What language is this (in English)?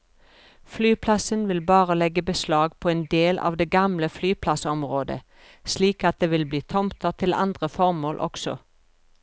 Norwegian